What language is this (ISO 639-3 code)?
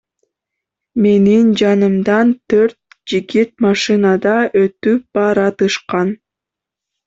kir